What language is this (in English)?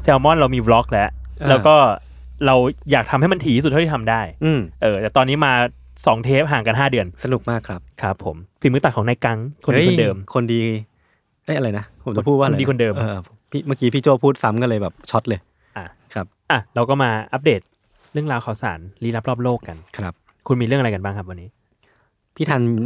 Thai